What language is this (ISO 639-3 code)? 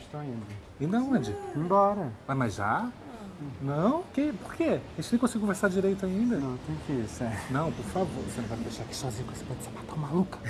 por